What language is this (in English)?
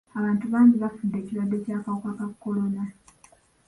Ganda